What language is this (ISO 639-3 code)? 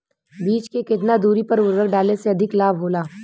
bho